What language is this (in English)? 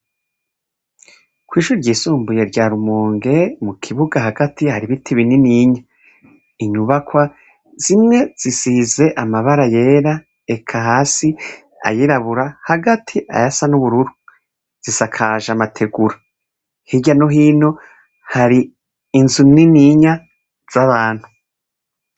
Rundi